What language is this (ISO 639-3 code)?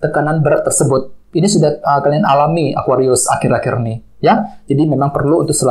ind